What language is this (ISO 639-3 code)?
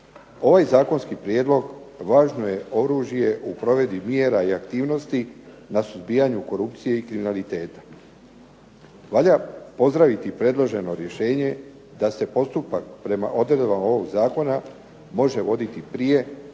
hrv